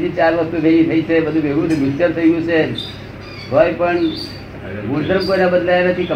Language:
Gujarati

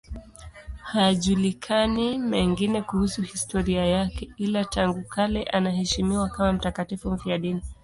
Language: Swahili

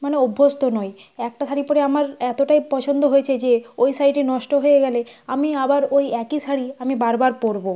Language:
Bangla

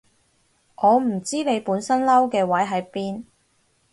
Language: Cantonese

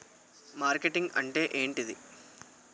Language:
Telugu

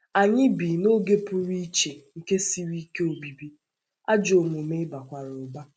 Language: Igbo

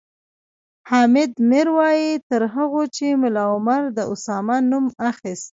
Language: Pashto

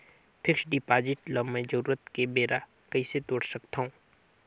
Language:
Chhattisgarhi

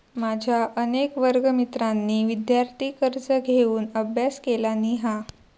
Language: Marathi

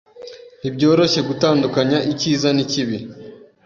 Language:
Kinyarwanda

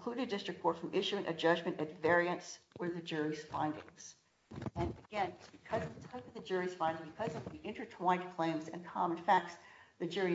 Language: English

